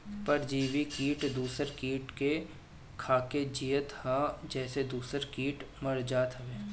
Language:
Bhojpuri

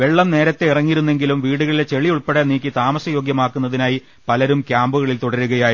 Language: Malayalam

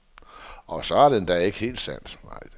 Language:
Danish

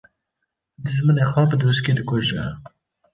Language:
Kurdish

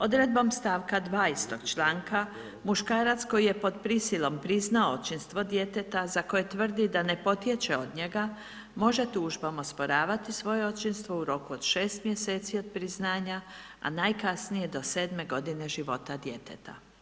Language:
Croatian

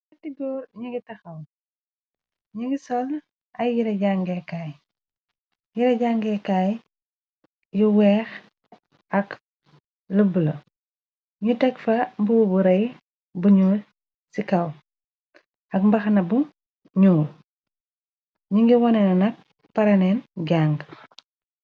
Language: Wolof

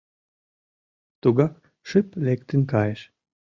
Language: Mari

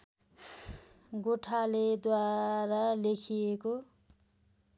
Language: Nepali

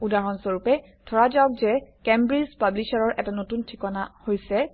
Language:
Assamese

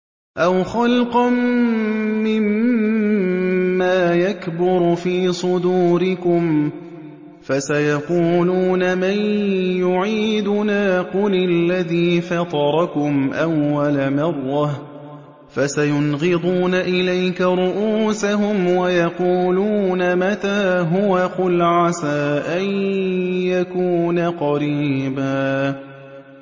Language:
Arabic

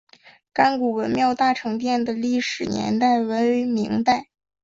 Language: Chinese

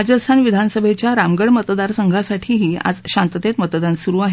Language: Marathi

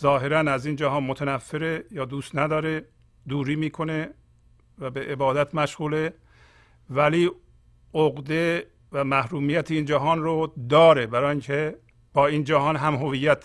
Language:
Persian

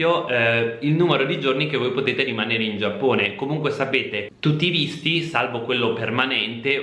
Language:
Italian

